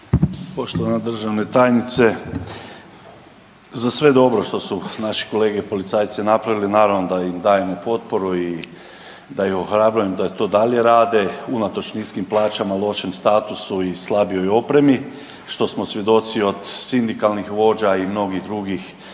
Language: Croatian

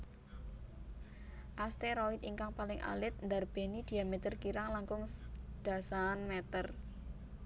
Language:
Javanese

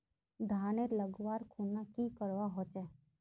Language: Magahi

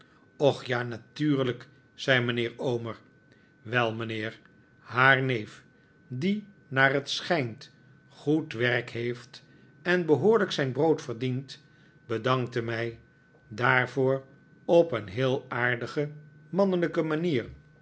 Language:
Dutch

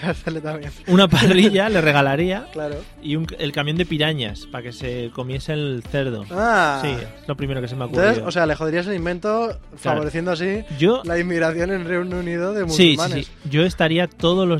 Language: Spanish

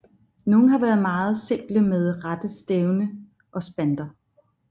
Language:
Danish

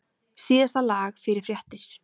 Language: Icelandic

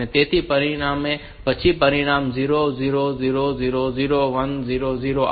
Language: Gujarati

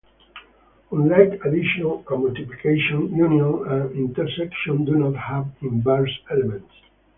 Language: English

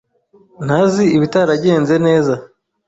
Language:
Kinyarwanda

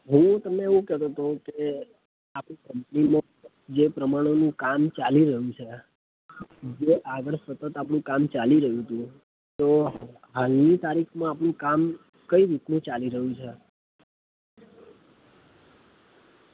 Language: Gujarati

